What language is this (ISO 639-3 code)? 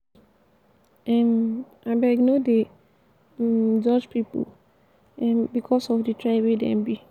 pcm